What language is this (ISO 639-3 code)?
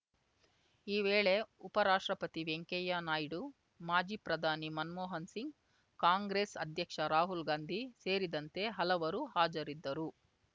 kan